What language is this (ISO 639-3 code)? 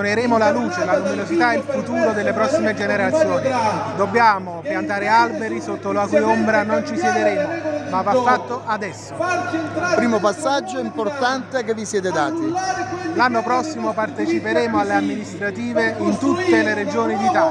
ita